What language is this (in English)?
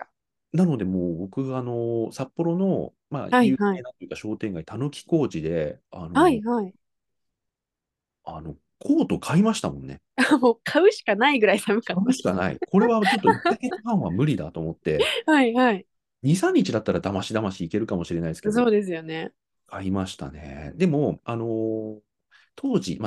Japanese